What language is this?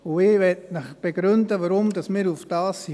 Swiss German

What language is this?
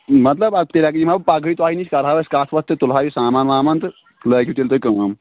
Kashmiri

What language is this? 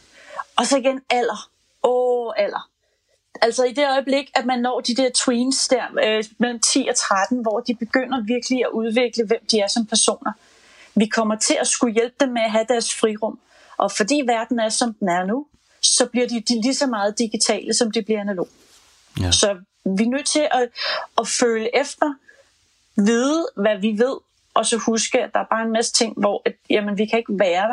Danish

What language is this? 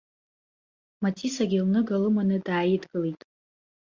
Abkhazian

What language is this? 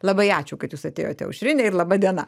Lithuanian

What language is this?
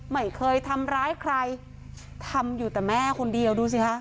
Thai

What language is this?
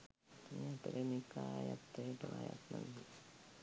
Sinhala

